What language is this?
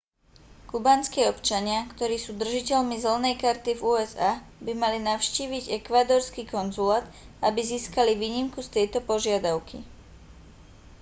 Slovak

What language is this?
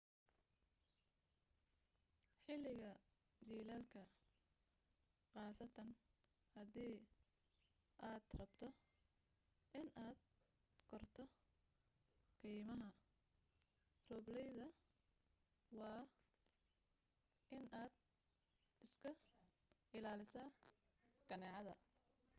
Somali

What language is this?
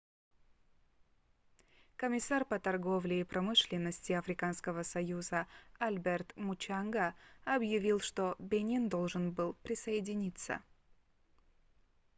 Russian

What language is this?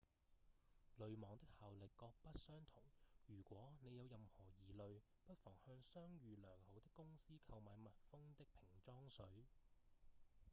Cantonese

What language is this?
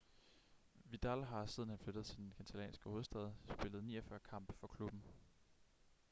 Danish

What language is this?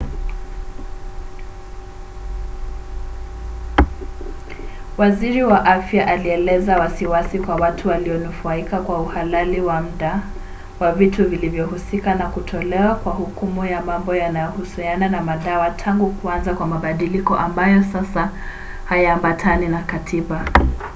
Swahili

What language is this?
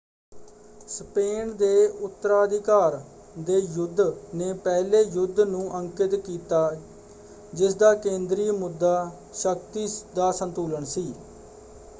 Punjabi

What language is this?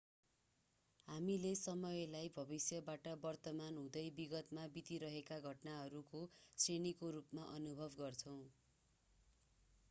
Nepali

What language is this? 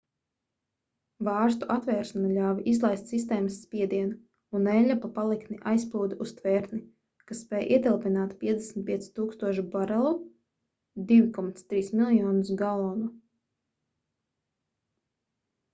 Latvian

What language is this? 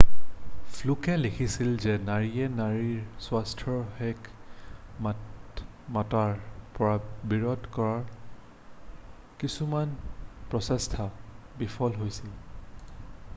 Assamese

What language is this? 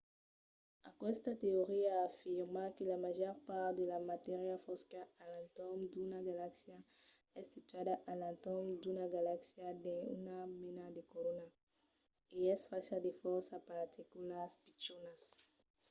Occitan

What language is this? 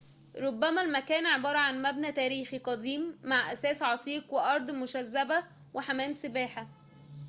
Arabic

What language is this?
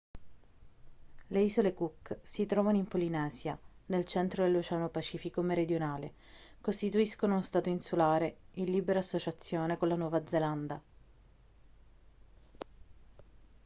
Italian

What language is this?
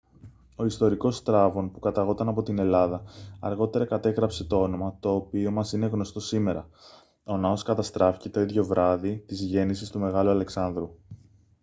Greek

